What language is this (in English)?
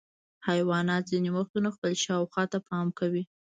Pashto